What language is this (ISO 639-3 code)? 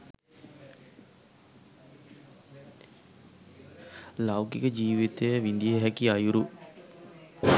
sin